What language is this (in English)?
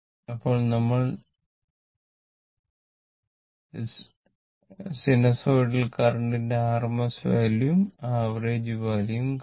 Malayalam